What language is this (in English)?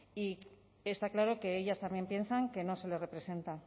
Spanish